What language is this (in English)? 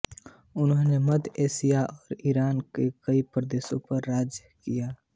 Hindi